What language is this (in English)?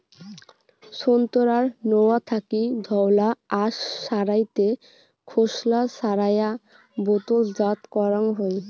Bangla